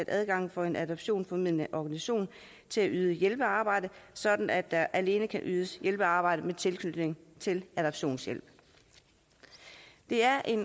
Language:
Danish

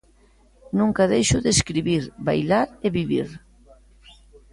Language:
Galician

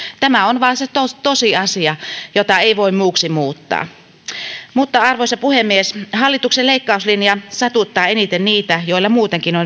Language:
Finnish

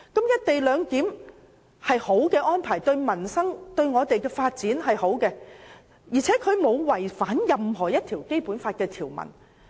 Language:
Cantonese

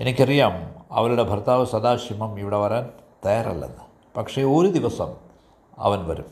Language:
Malayalam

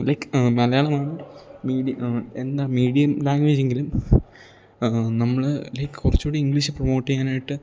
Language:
Malayalam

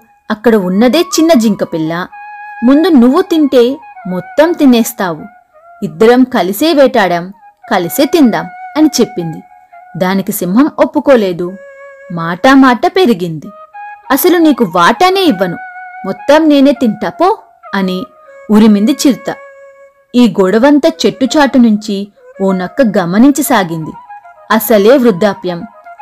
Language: Telugu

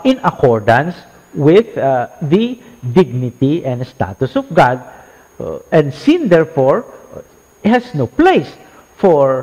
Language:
Filipino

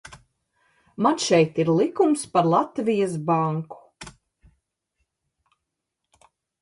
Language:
Latvian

